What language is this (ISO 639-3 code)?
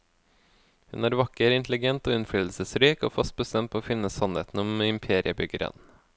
nor